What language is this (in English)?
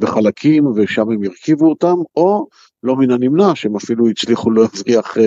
Hebrew